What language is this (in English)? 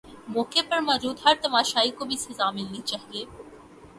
Urdu